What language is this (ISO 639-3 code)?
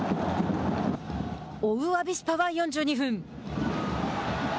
jpn